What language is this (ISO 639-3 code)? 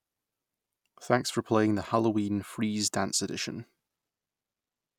eng